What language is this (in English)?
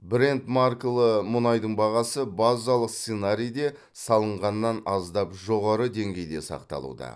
Kazakh